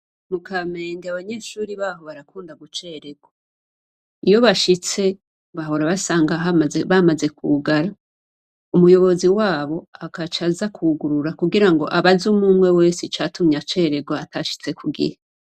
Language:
Rundi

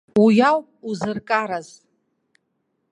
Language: Abkhazian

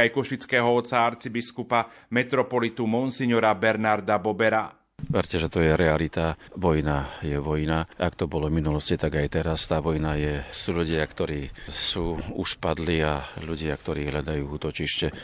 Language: Slovak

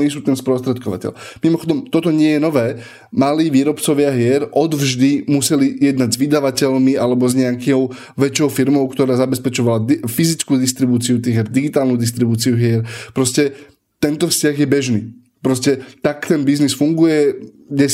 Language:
Slovak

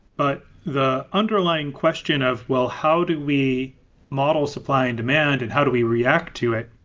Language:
English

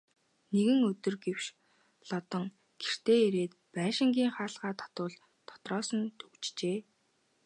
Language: Mongolian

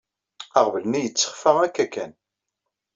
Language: Kabyle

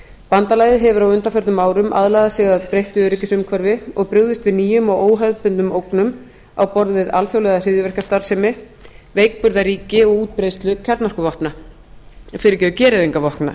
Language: Icelandic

